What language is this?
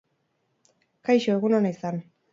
Basque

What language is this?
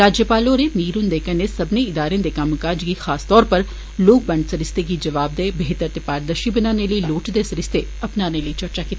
Dogri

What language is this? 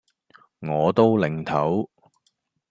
Cantonese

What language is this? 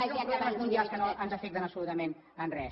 Catalan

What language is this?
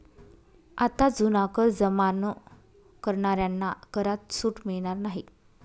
Marathi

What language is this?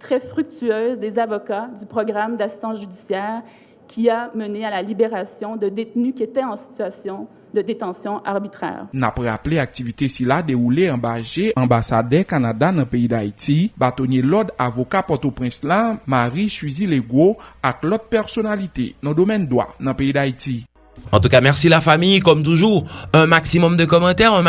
French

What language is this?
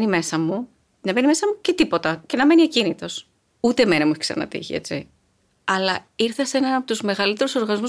Greek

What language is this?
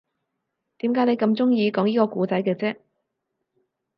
Cantonese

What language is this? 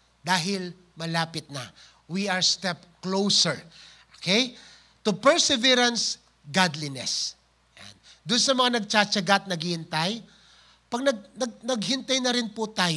Filipino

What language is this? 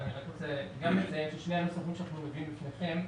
Hebrew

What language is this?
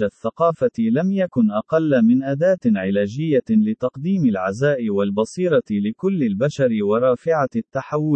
Arabic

